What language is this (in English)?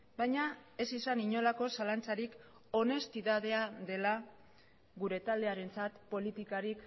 Basque